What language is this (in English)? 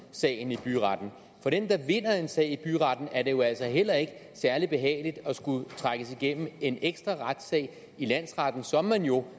Danish